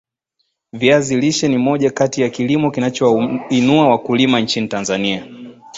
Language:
Swahili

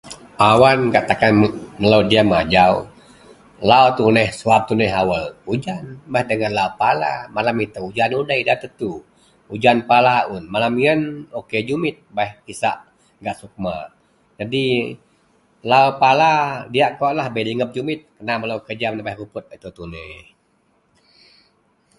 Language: Central Melanau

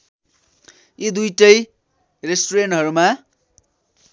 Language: Nepali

